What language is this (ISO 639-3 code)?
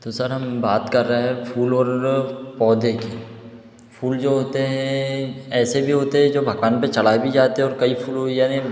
hin